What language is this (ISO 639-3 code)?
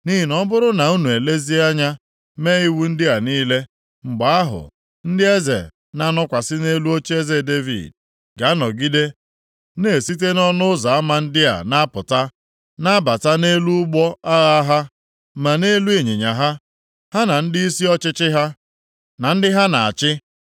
ibo